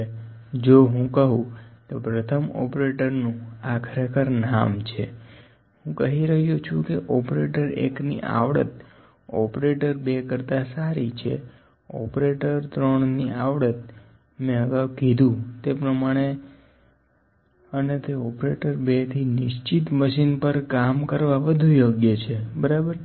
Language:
Gujarati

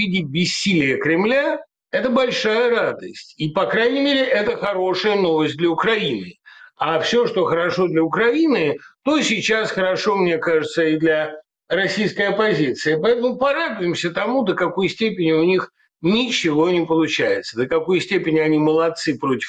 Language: Russian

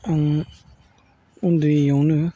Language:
Bodo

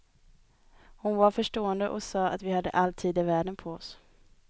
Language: Swedish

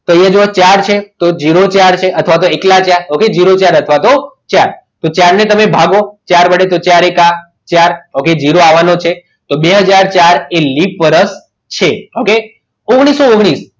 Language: Gujarati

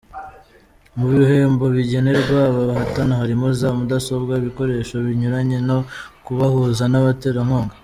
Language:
Kinyarwanda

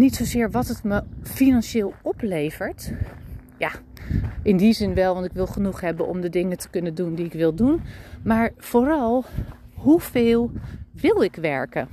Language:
Dutch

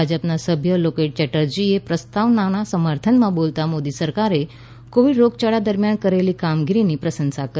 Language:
Gujarati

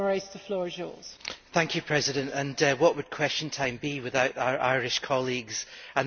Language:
English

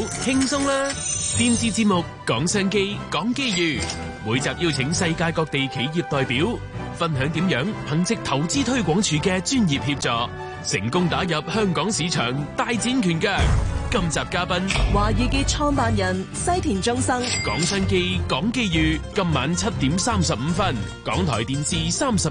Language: Chinese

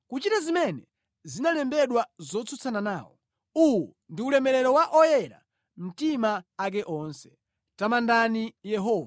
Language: Nyanja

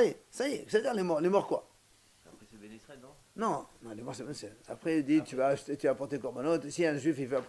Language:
French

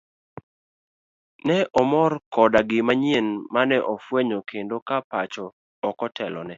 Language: Luo (Kenya and Tanzania)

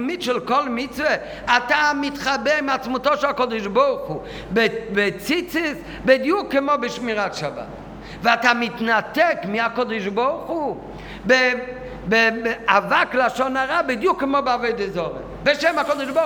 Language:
Hebrew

